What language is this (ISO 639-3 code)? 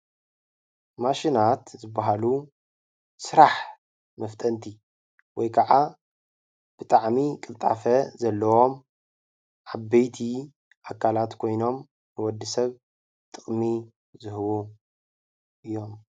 tir